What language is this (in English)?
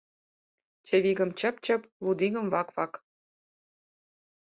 Mari